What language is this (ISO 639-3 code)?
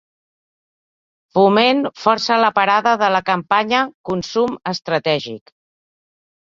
cat